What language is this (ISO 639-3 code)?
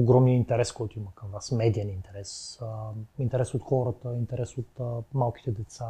bul